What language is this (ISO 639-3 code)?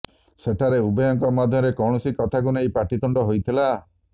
ori